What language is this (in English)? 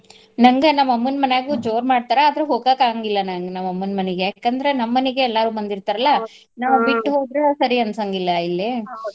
Kannada